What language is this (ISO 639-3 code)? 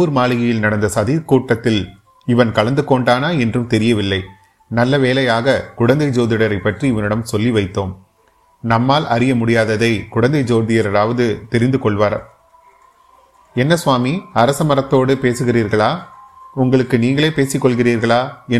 tam